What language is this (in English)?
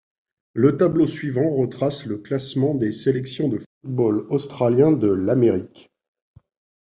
French